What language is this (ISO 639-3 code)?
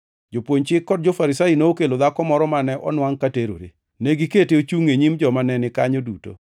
luo